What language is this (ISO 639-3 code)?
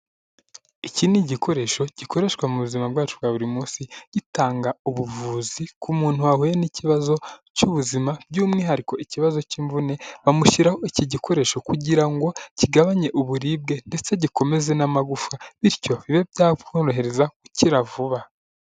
kin